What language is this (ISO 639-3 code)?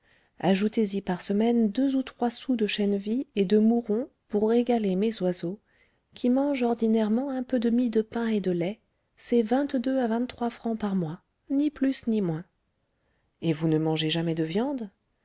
fra